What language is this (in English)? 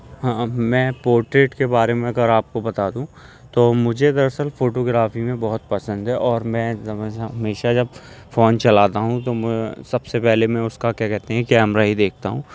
Urdu